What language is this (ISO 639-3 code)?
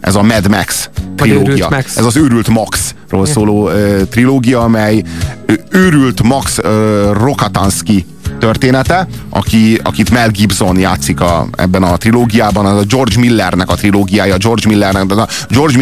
hun